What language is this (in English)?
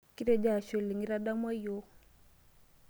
Masai